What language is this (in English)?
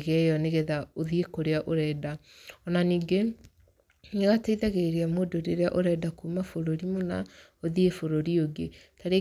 Kikuyu